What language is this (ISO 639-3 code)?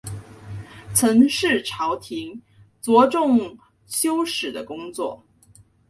zho